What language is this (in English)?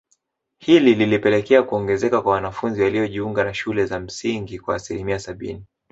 Swahili